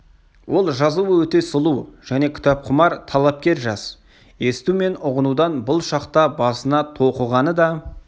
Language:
Kazakh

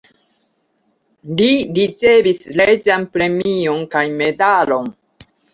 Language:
Esperanto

